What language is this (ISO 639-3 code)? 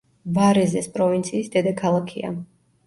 kat